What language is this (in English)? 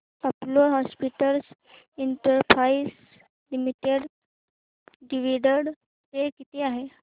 Marathi